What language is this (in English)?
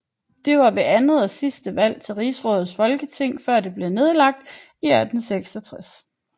Danish